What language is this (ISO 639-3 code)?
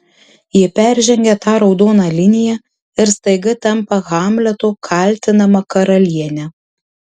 lit